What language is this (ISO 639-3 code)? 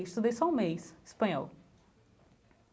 por